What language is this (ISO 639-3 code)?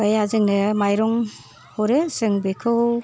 brx